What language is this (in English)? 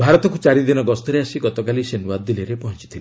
Odia